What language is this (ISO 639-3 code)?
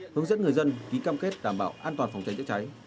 vie